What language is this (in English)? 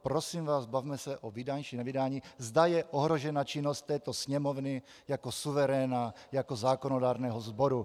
Czech